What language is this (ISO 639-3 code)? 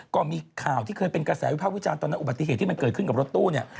tha